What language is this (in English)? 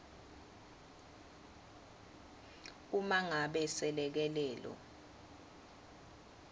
Swati